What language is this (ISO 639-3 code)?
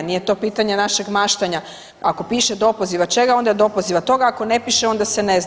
hrv